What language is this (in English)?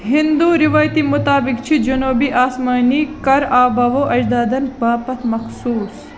Kashmiri